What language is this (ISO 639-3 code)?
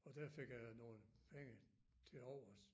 dan